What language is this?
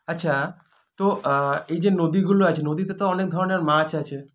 Bangla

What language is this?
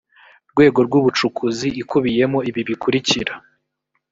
Kinyarwanda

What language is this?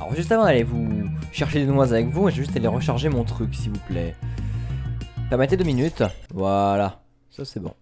French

